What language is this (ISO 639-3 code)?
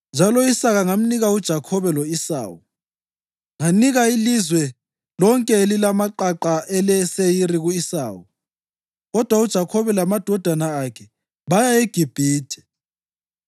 nde